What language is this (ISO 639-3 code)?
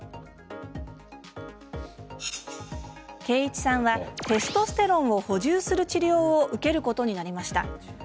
jpn